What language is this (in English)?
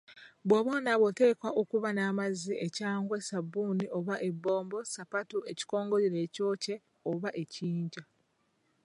Ganda